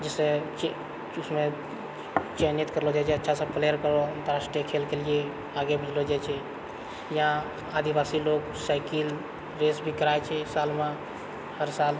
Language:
Maithili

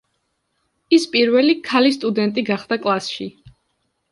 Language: Georgian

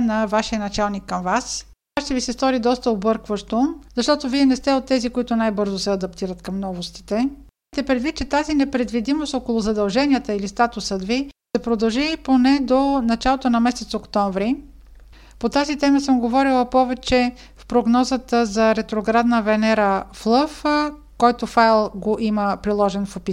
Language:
Bulgarian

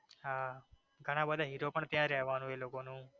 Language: Gujarati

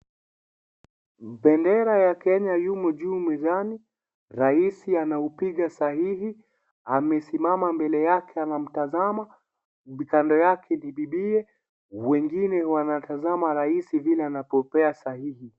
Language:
Swahili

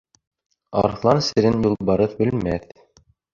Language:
Bashkir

